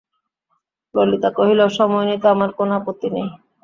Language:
Bangla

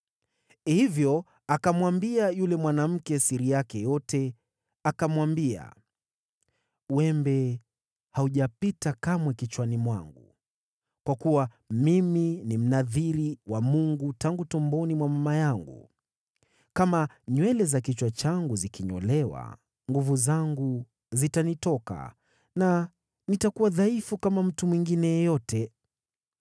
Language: Swahili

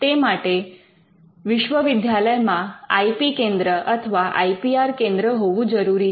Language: Gujarati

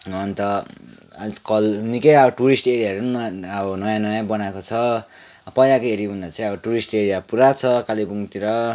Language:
Nepali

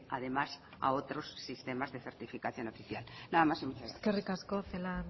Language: Spanish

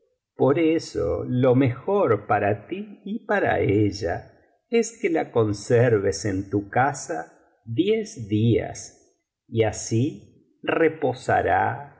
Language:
Spanish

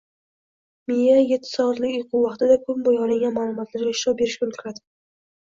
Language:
Uzbek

